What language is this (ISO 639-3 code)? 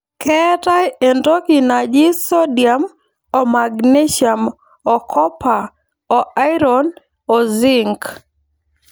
mas